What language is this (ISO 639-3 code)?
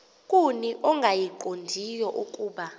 xho